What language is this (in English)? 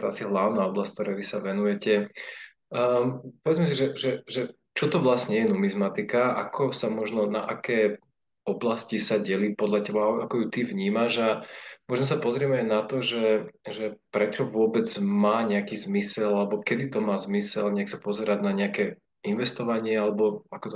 Slovak